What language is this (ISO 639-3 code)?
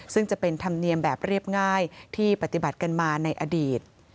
tha